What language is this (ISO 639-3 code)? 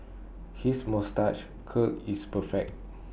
eng